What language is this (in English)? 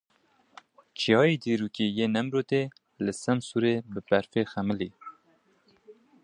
Kurdish